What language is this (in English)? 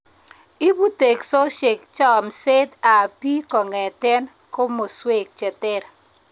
Kalenjin